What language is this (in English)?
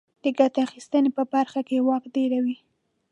Pashto